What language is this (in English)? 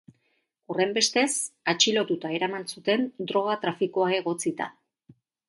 Basque